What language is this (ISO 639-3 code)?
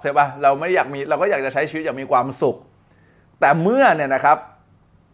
tha